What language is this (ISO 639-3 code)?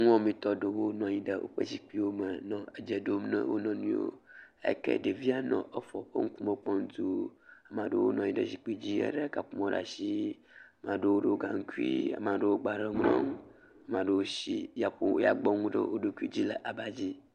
ewe